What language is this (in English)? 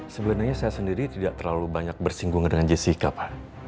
Indonesian